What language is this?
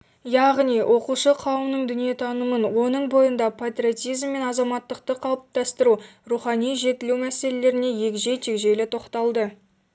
Kazakh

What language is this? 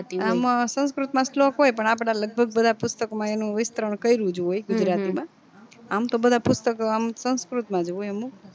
Gujarati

